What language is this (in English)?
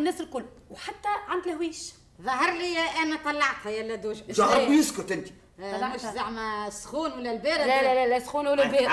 Arabic